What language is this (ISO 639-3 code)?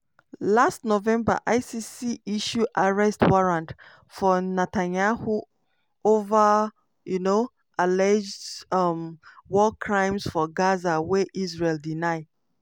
pcm